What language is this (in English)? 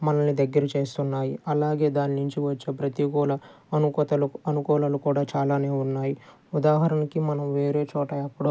Telugu